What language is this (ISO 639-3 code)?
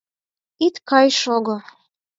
chm